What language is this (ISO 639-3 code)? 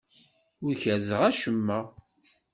kab